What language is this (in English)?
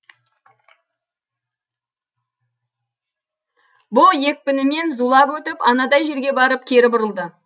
Kazakh